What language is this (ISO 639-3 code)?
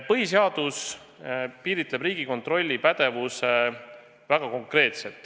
est